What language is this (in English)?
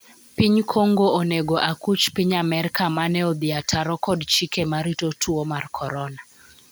Luo (Kenya and Tanzania)